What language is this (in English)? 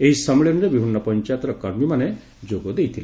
Odia